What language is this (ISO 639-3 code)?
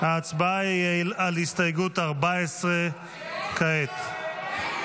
heb